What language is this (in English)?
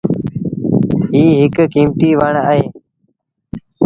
Sindhi Bhil